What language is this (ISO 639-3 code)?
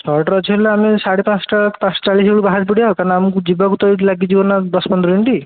ori